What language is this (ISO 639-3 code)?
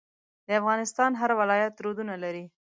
pus